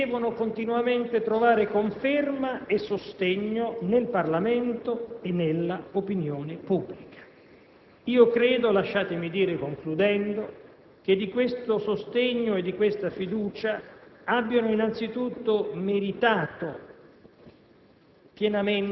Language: Italian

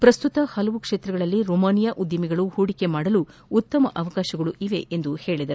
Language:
Kannada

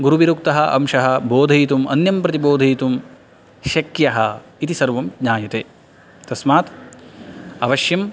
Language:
Sanskrit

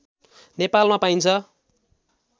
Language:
Nepali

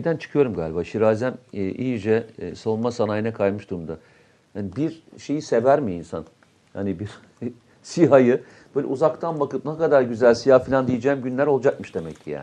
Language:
Turkish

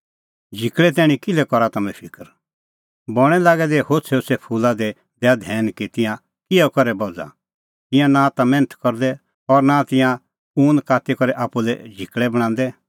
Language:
Kullu Pahari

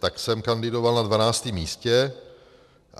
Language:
Czech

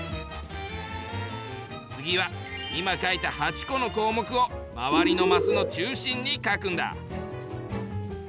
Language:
Japanese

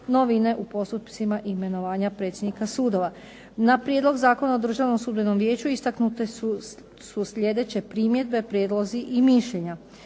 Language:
Croatian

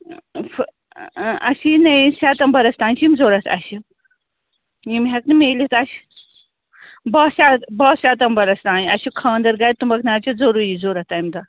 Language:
Kashmiri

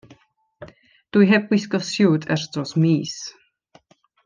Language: Welsh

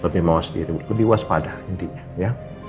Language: Indonesian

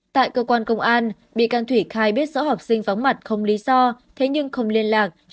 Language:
Vietnamese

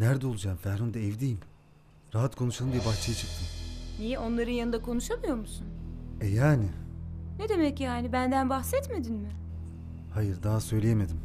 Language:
Turkish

